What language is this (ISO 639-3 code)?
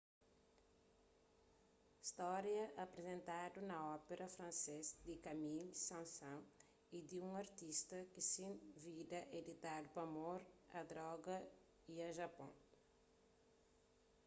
kea